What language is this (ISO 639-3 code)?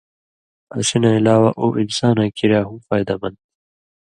mvy